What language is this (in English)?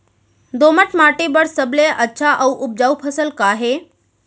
Chhattisgarhi